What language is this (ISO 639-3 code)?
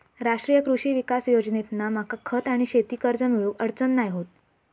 mar